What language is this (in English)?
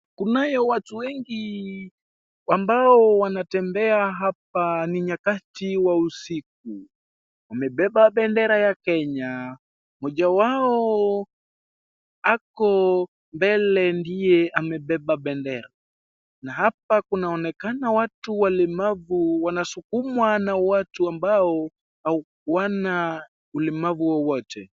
Swahili